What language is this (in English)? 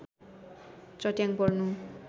Nepali